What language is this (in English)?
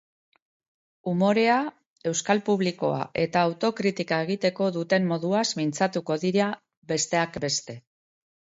Basque